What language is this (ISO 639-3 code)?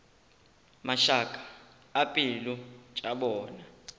nso